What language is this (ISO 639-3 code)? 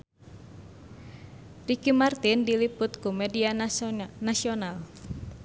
sun